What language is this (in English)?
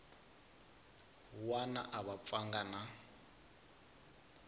Tsonga